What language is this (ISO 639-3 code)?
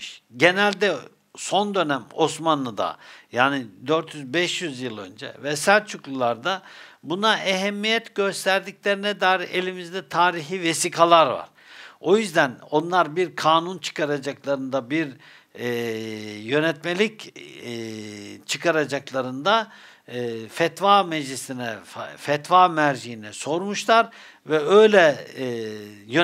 tur